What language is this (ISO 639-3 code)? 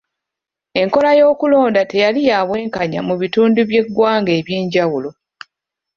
lug